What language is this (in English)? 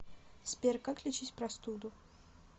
Russian